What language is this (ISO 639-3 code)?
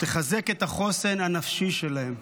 heb